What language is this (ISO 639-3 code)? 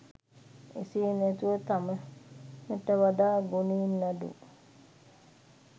sin